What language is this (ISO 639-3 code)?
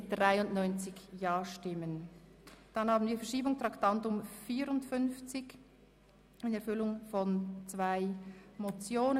gsw